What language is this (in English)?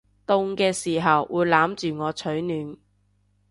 Cantonese